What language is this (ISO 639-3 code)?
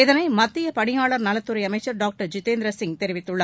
tam